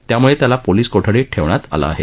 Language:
Marathi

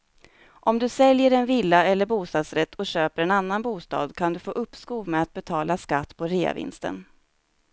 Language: Swedish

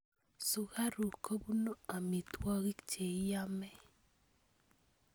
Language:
Kalenjin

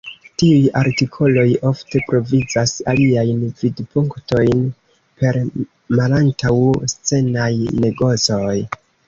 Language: Esperanto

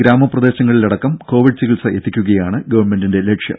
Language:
Malayalam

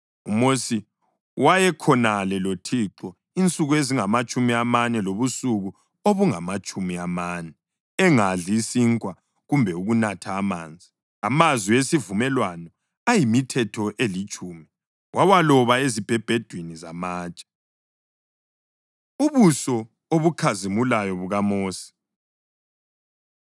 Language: North Ndebele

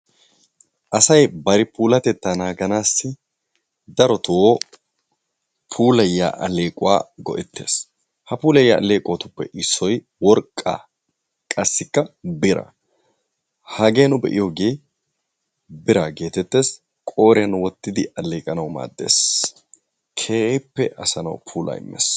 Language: Wolaytta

